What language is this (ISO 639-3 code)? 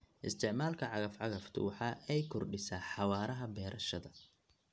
som